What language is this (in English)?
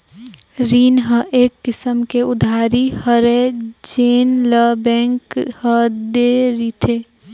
Chhattisgarhi